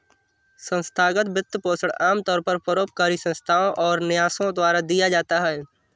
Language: Hindi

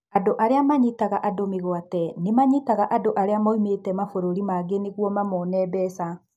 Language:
Kikuyu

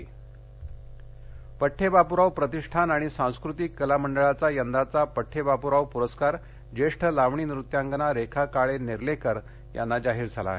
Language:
Marathi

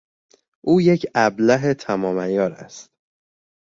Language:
Persian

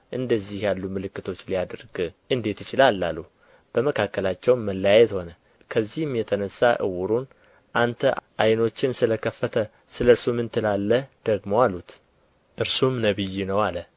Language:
Amharic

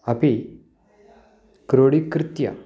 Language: Sanskrit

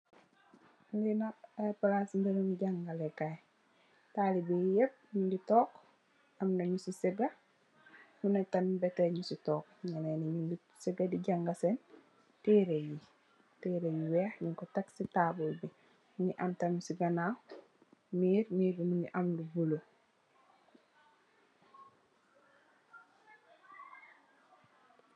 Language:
Wolof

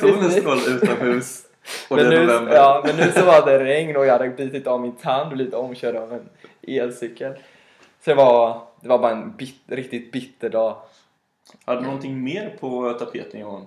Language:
Swedish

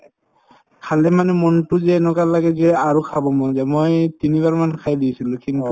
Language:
Assamese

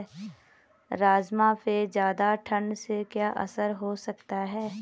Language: Hindi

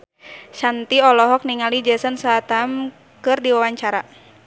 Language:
Sundanese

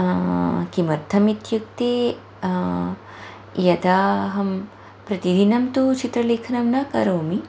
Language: Sanskrit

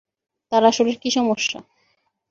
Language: Bangla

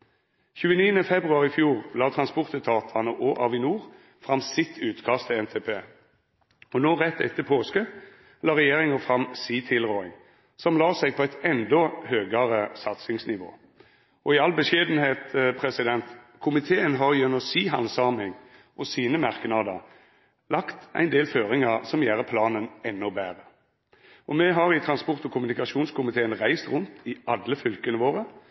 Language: Norwegian Nynorsk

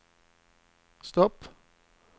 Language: Swedish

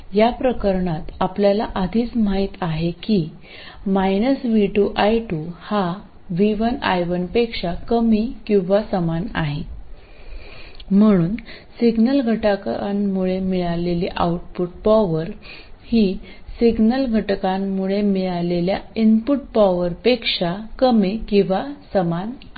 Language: Marathi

